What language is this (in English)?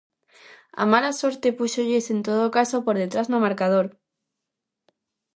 Galician